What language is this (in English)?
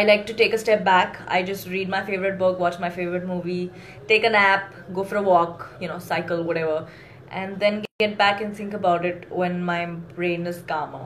English